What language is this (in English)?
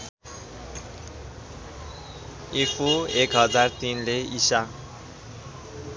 Nepali